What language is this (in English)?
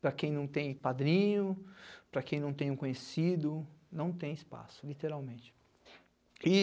Portuguese